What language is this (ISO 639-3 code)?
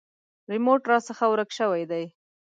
pus